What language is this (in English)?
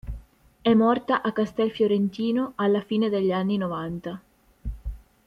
Italian